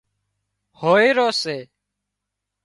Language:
Wadiyara Koli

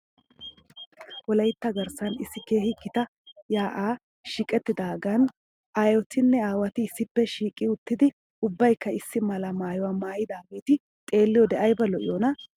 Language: Wolaytta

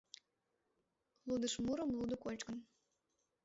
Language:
Mari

